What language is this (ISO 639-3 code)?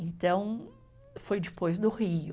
por